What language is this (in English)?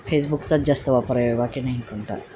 Marathi